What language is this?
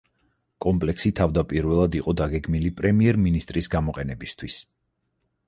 Georgian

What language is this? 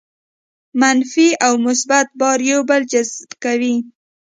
Pashto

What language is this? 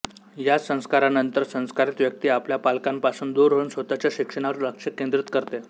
Marathi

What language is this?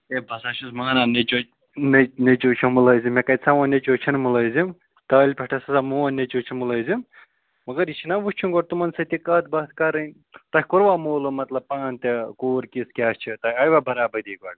Kashmiri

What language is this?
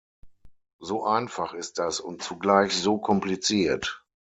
German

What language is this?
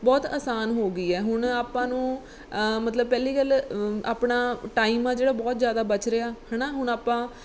Punjabi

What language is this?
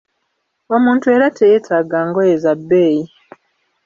Ganda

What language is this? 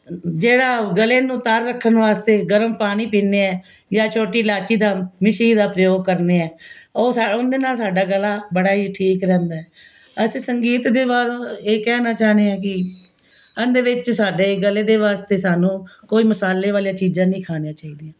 Punjabi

